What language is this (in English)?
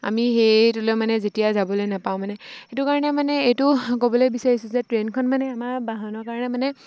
Assamese